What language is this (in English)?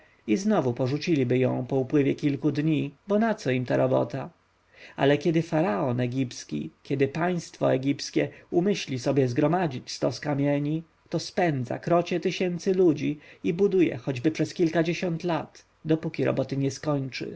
Polish